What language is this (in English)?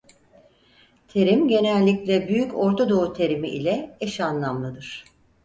Turkish